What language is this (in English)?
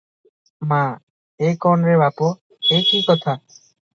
Odia